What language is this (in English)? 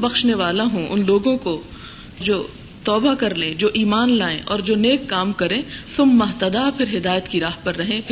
Urdu